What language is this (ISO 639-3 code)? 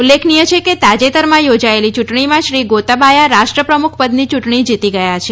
guj